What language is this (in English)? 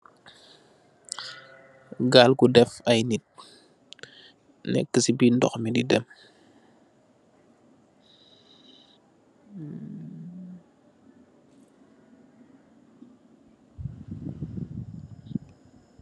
Wolof